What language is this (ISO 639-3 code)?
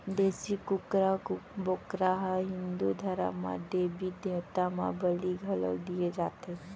hne